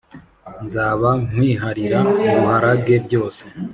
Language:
Kinyarwanda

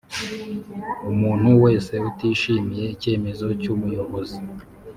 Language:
Kinyarwanda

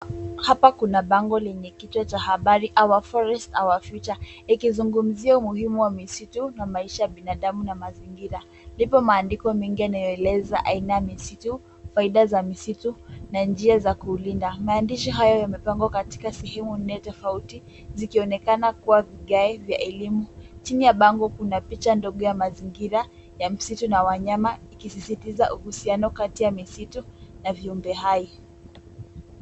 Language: Swahili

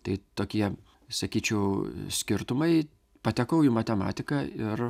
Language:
Lithuanian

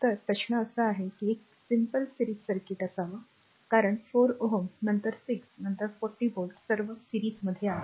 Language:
Marathi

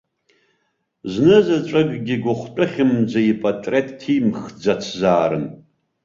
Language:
Abkhazian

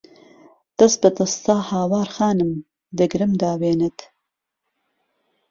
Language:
Central Kurdish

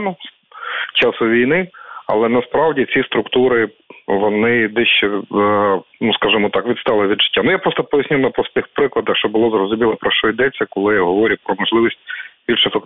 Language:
Ukrainian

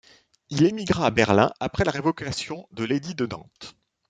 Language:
French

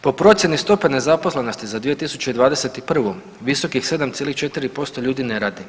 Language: Croatian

